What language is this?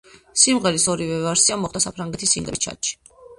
Georgian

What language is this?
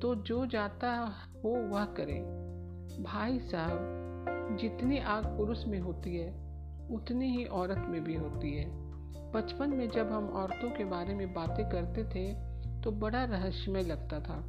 Hindi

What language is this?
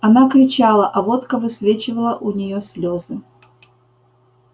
Russian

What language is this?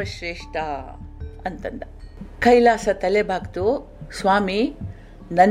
Kannada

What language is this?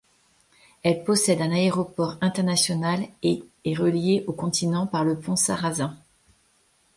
French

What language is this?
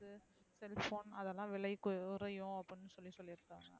Tamil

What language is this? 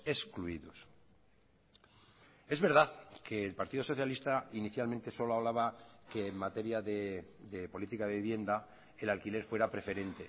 Spanish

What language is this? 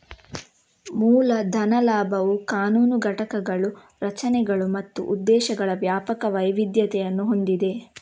Kannada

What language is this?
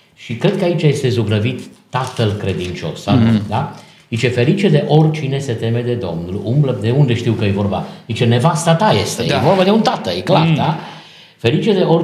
Romanian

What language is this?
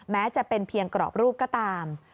Thai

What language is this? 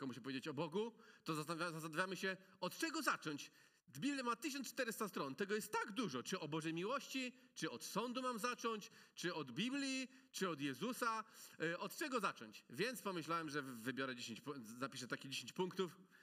Polish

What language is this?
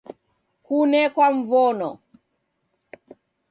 Taita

